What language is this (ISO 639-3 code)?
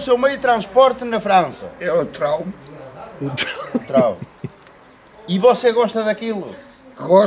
por